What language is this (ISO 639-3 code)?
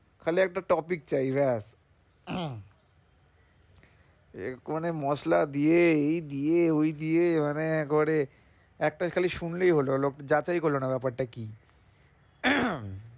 ben